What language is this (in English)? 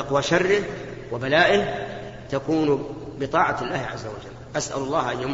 Arabic